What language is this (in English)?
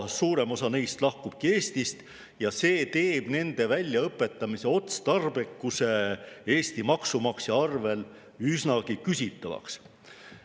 Estonian